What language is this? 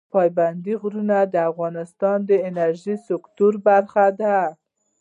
Pashto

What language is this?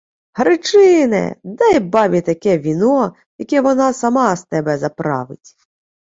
Ukrainian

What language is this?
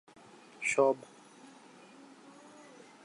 Bangla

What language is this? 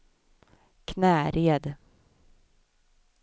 Swedish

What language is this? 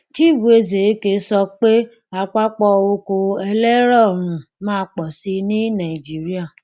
Yoruba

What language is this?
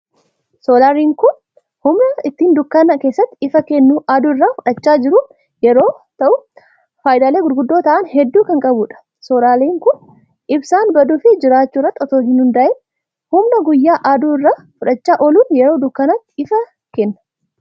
Oromo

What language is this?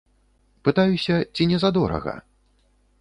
Belarusian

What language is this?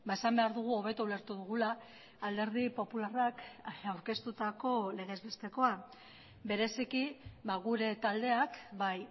Basque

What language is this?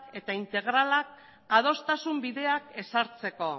Basque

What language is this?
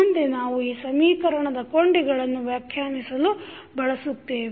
Kannada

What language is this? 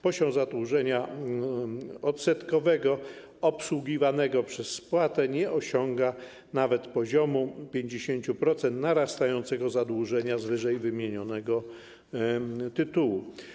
Polish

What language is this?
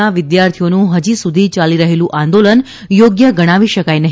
Gujarati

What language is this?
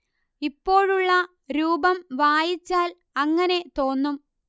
Malayalam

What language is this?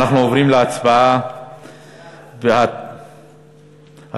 Hebrew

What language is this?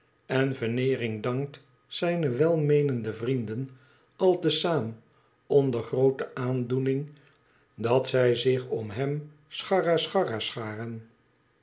Dutch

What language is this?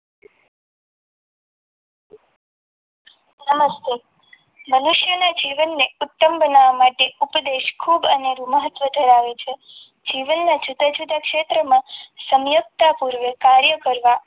Gujarati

